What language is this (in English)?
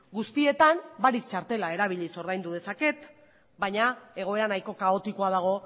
Basque